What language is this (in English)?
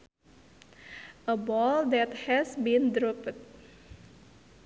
Sundanese